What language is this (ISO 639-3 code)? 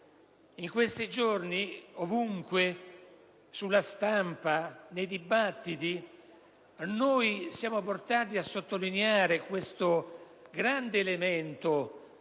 ita